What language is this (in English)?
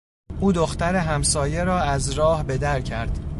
Persian